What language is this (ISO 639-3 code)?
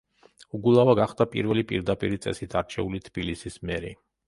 kat